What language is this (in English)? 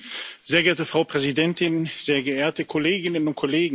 German